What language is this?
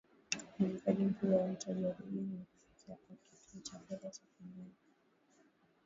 Swahili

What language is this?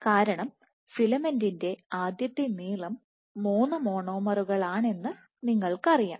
Malayalam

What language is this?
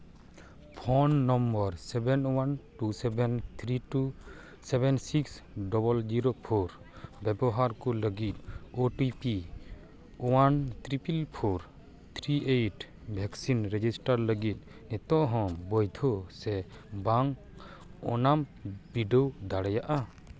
Santali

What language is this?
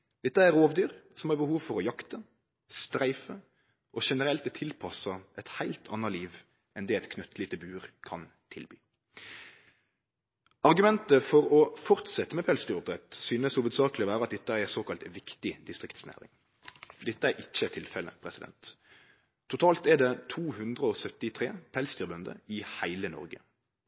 Norwegian Nynorsk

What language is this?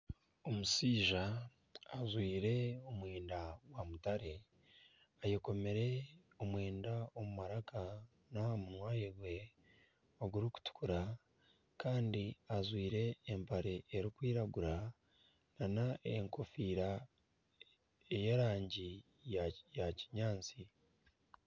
Nyankole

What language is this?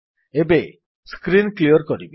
Odia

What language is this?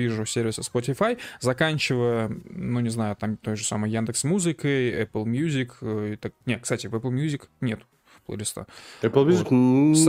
Russian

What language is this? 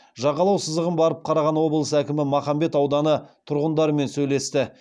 Kazakh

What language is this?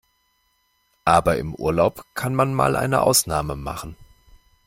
German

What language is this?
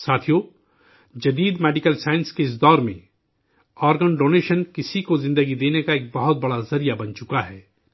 Urdu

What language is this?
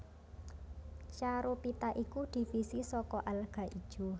Javanese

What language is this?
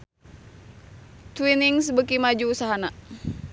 Sundanese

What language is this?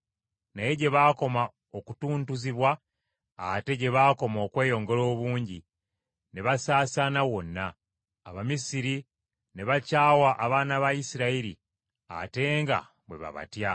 Ganda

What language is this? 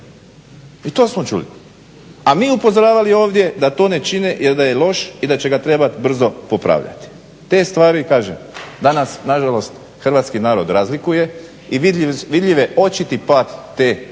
Croatian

